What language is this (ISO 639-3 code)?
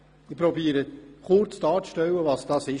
gsw